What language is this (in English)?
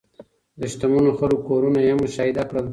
Pashto